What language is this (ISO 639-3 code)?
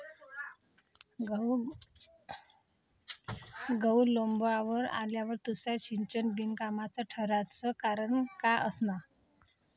mar